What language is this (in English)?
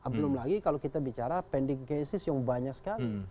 Indonesian